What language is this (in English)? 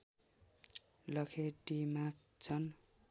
Nepali